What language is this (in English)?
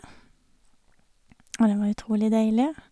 Norwegian